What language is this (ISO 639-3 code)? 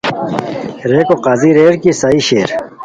khw